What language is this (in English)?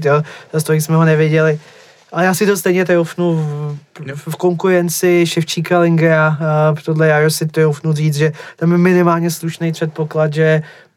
Czech